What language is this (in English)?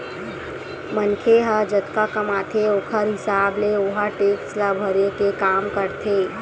Chhattisgarhi